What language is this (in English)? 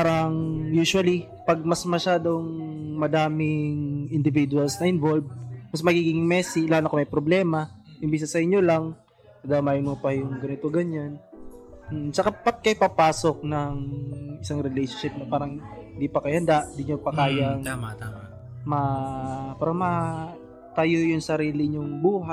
Filipino